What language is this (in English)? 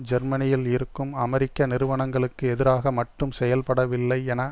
Tamil